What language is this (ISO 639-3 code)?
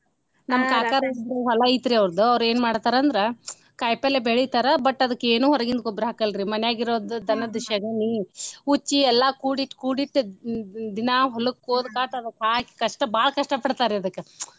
kan